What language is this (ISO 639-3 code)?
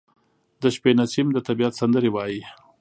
pus